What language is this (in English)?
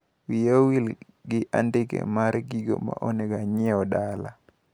Luo (Kenya and Tanzania)